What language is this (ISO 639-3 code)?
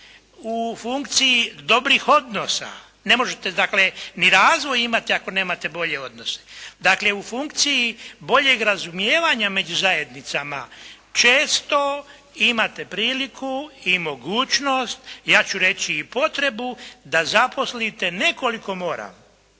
hrv